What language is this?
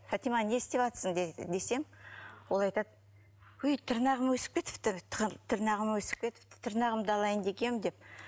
Kazakh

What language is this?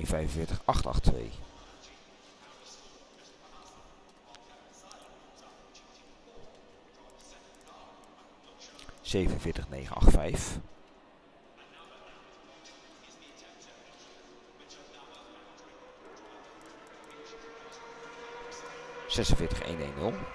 Dutch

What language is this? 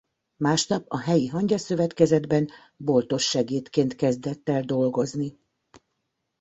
Hungarian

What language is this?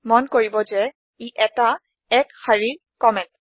Assamese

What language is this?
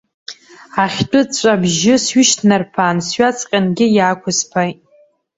Abkhazian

